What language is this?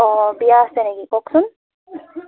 Assamese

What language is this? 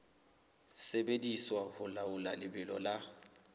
Southern Sotho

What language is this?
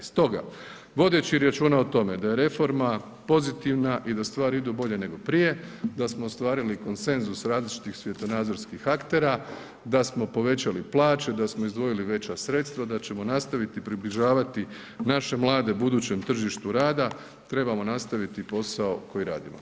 Croatian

